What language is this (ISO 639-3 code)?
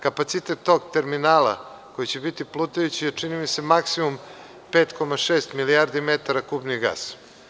srp